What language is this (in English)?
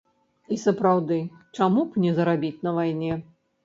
Belarusian